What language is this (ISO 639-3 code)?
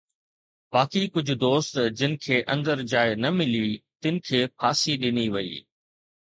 snd